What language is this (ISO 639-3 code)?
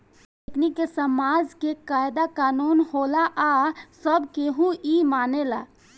bho